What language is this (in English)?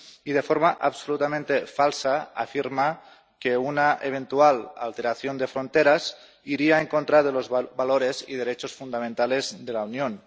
Spanish